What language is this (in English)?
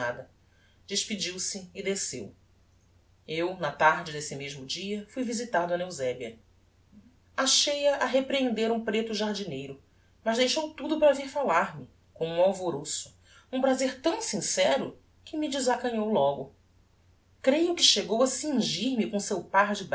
Portuguese